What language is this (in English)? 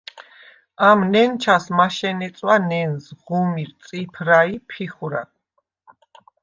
Svan